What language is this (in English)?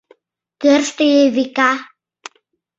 Mari